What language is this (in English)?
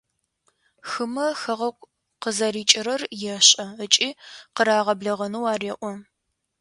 Adyghe